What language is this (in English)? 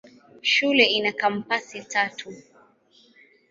Swahili